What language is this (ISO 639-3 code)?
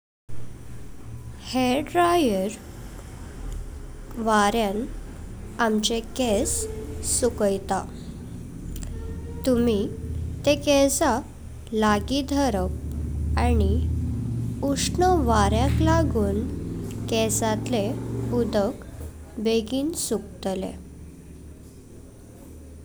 kok